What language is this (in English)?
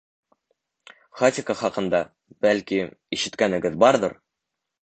Bashkir